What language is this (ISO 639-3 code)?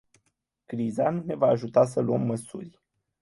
ron